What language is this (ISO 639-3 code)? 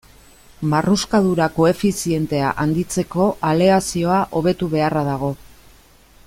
eus